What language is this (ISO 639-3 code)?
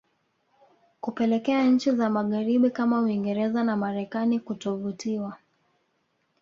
swa